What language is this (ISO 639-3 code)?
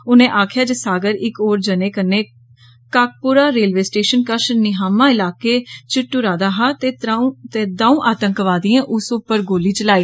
doi